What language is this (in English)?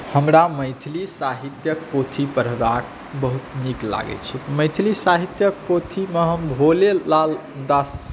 Maithili